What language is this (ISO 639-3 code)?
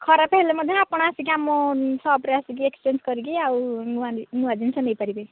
ori